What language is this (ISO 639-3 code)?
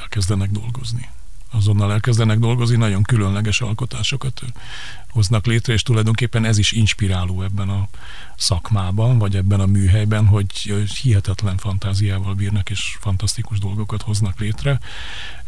hun